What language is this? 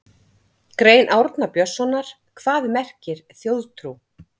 Icelandic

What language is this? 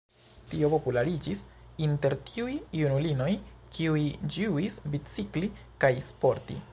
Esperanto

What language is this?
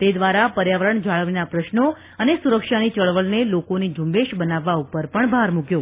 Gujarati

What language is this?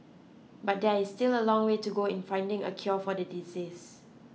English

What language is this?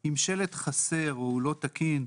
Hebrew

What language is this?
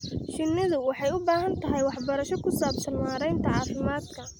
Somali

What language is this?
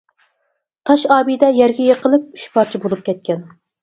Uyghur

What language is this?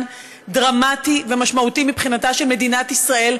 Hebrew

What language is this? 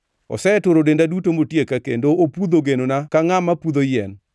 Luo (Kenya and Tanzania)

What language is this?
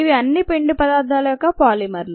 Telugu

